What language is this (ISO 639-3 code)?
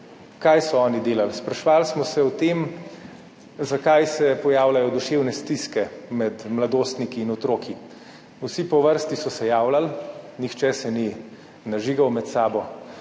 slv